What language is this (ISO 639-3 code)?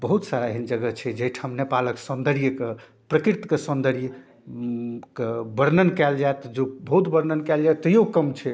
mai